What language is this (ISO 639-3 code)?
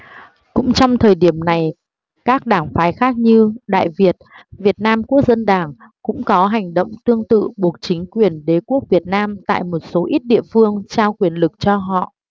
vie